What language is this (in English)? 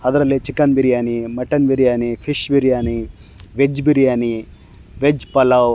Kannada